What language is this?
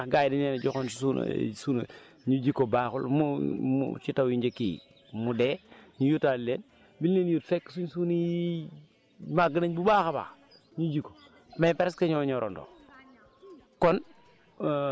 Wolof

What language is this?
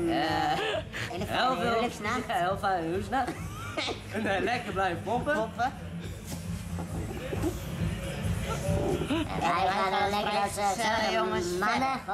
Dutch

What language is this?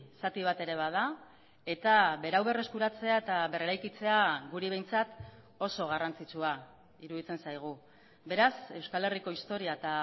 Basque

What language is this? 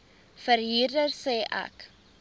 Afrikaans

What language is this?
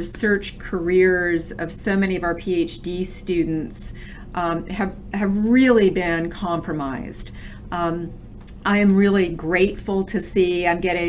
English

